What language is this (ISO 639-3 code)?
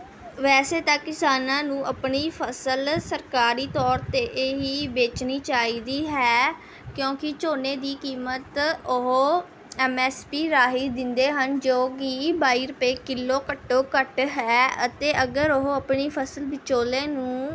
pan